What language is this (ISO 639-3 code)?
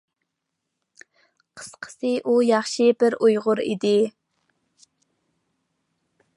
uig